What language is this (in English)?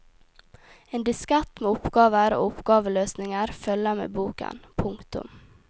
Norwegian